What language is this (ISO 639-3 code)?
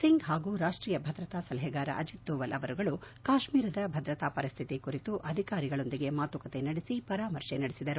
kan